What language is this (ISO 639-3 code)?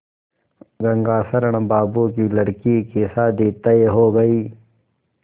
hin